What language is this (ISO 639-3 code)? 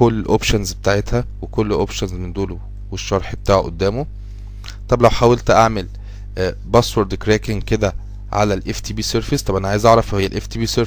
ara